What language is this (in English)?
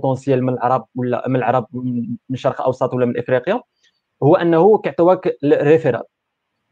Arabic